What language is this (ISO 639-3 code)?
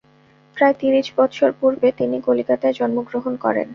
ben